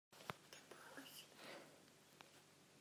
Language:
Hakha Chin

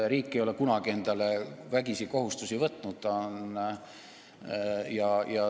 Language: Estonian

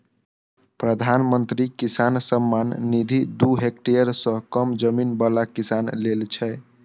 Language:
Maithili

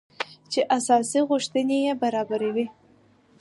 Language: Pashto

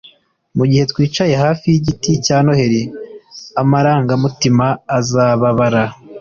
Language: Kinyarwanda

